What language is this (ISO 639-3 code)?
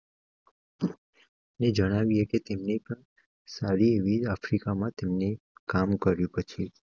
guj